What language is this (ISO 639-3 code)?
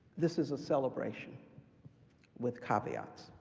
eng